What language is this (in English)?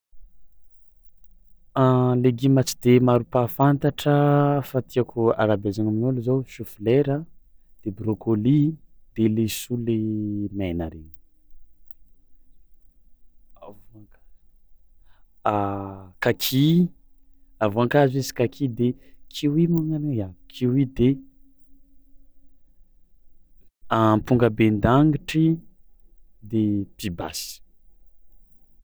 Tsimihety Malagasy